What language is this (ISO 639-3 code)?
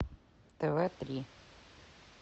rus